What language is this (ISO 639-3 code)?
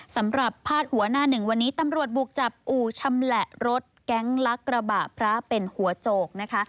tha